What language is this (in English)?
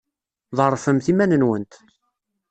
Kabyle